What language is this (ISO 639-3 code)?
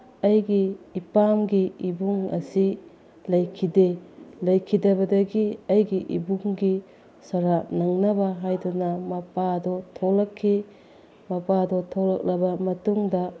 mni